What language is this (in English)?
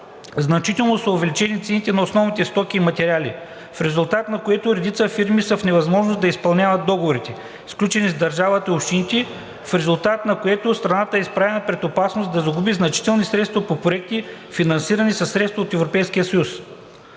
Bulgarian